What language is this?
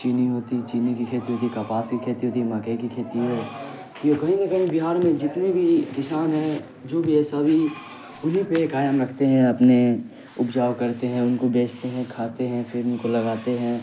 Urdu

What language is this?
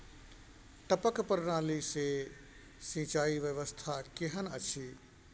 Maithili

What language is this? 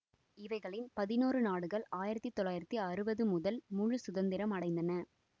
Tamil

